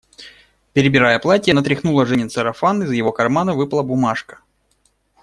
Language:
Russian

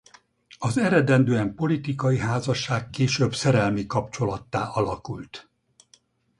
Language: Hungarian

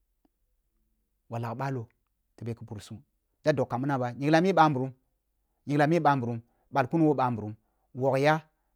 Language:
Kulung (Nigeria)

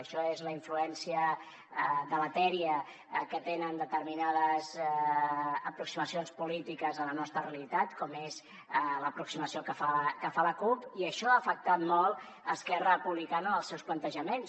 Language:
Catalan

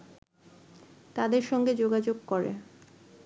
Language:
Bangla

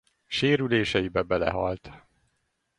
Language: Hungarian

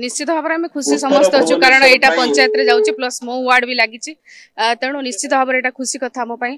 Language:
Arabic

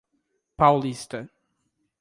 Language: Portuguese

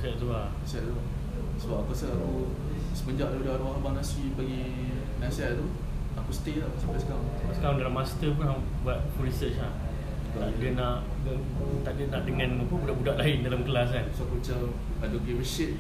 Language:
Malay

